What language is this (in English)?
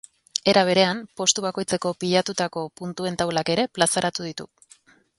Basque